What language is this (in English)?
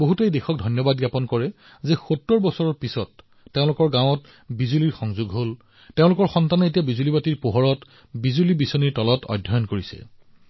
Assamese